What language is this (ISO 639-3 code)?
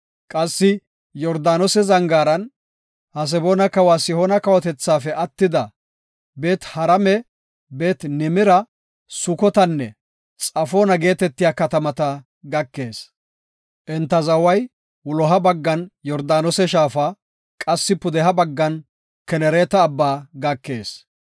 gof